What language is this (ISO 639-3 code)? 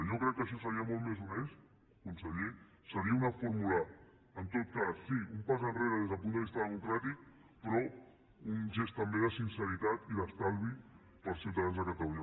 cat